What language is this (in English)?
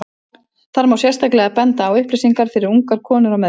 Icelandic